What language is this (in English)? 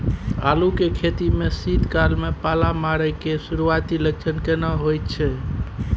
Maithili